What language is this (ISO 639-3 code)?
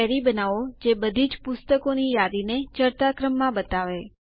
guj